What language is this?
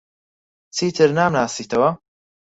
Central Kurdish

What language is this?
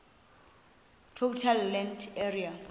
Xhosa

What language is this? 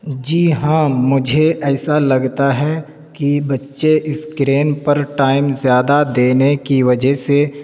Urdu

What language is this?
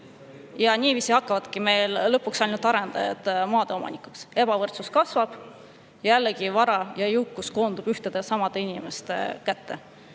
Estonian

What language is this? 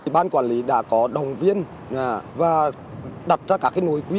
Vietnamese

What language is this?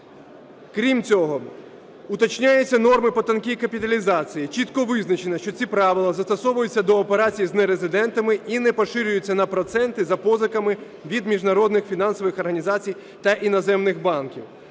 Ukrainian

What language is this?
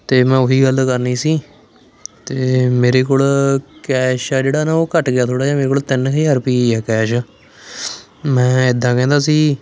Punjabi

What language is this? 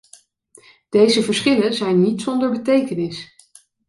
Dutch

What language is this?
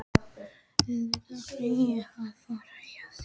Icelandic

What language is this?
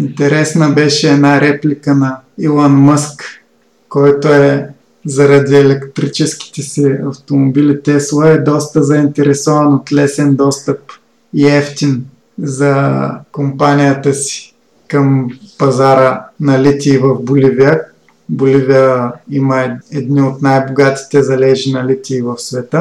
Bulgarian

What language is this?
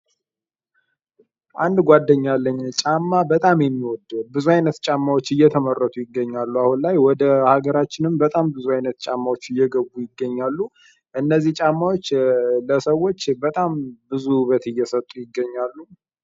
Amharic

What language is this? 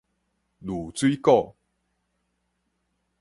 Min Nan Chinese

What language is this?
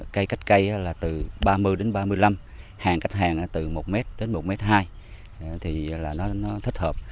Vietnamese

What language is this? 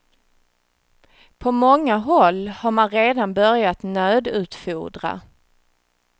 Swedish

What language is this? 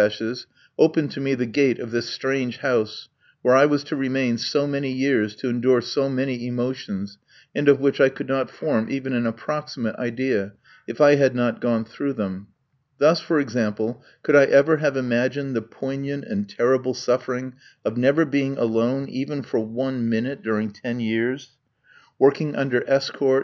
English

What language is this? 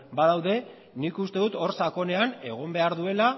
Basque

